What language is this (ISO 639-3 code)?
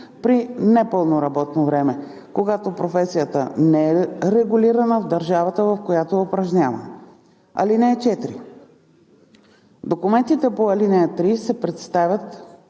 bul